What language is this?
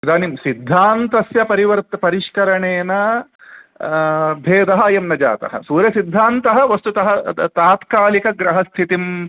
Sanskrit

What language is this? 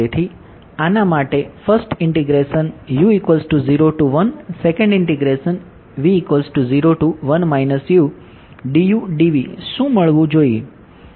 Gujarati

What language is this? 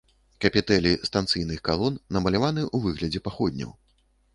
Belarusian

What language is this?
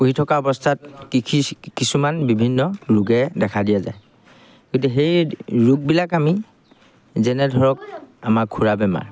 Assamese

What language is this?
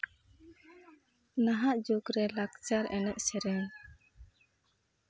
Santali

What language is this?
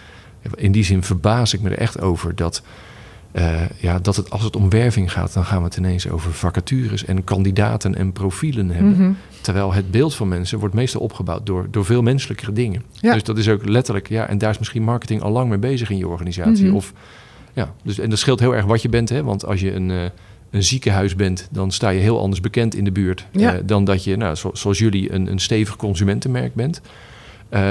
Dutch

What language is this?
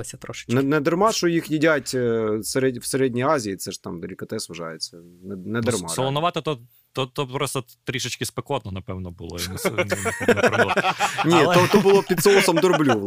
Ukrainian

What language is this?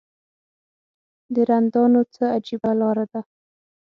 Pashto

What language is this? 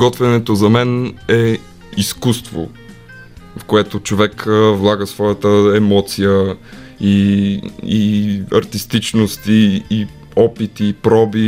Bulgarian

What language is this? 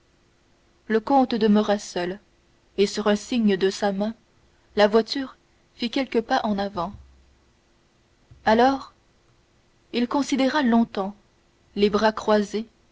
French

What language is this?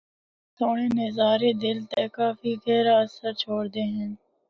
Northern Hindko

